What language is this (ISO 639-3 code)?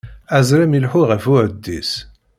kab